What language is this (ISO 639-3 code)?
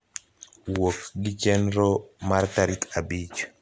luo